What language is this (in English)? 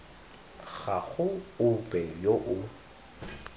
Tswana